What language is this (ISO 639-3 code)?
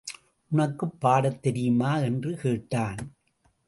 tam